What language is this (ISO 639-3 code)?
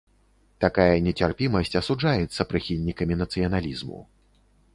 bel